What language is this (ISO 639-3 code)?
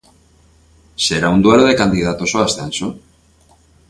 glg